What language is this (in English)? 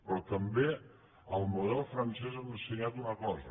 Catalan